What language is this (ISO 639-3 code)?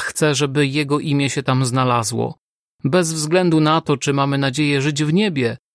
pol